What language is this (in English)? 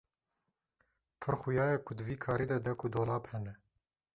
Kurdish